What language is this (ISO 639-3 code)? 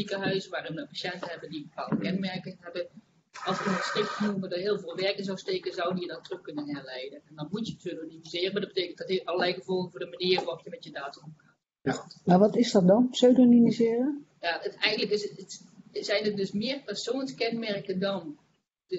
nld